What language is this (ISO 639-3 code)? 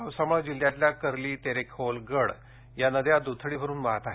mar